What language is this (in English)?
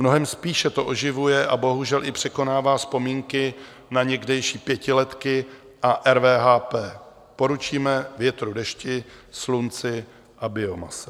Czech